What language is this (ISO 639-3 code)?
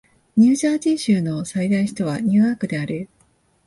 jpn